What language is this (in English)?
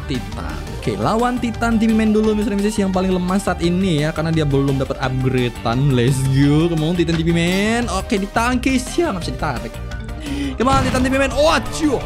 Indonesian